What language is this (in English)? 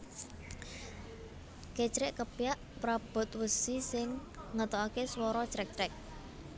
Javanese